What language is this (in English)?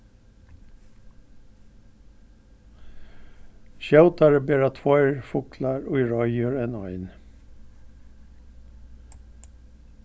Faroese